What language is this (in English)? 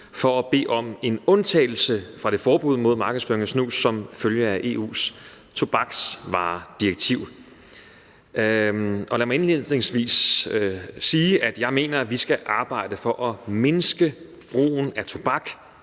Danish